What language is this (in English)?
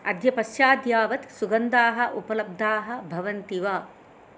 Sanskrit